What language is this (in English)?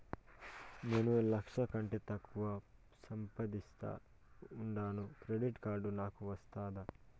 Telugu